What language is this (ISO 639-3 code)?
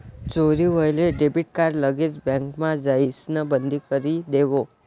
mar